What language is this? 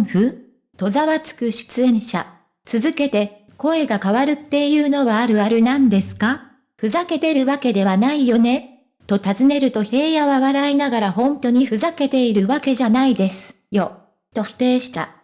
Japanese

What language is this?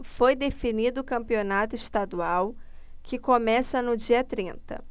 Portuguese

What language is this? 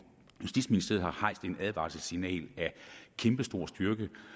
Danish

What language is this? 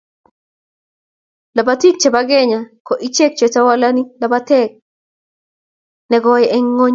Kalenjin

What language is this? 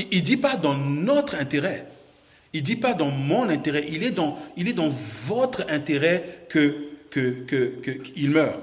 French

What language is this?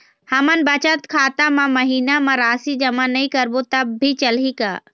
Chhattisgarhi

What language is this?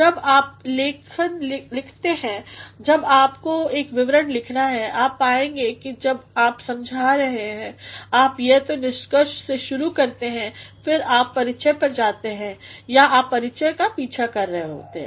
Hindi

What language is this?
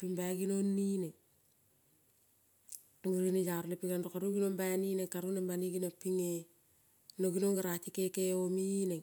Kol (Papua New Guinea)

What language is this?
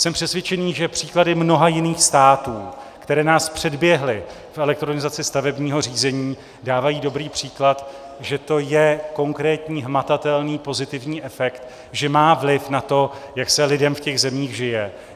Czech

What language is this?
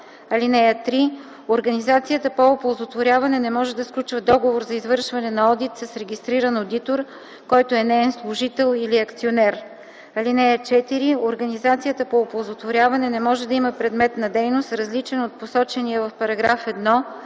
Bulgarian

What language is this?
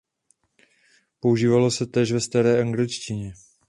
Czech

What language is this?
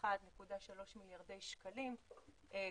Hebrew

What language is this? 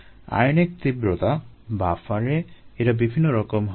Bangla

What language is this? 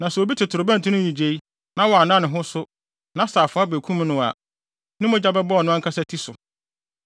Akan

